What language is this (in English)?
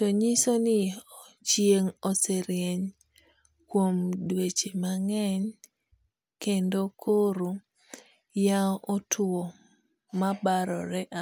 Luo (Kenya and Tanzania)